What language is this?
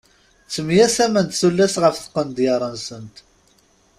Kabyle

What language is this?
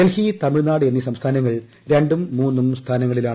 Malayalam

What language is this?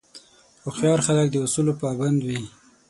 Pashto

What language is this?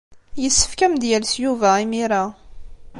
Kabyle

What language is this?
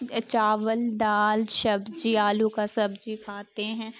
Urdu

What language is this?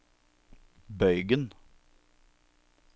Norwegian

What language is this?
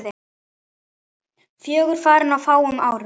Icelandic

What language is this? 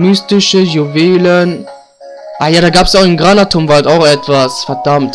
German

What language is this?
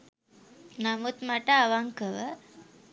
Sinhala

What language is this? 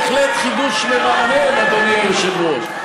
Hebrew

